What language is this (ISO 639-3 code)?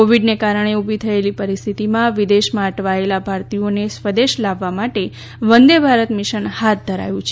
guj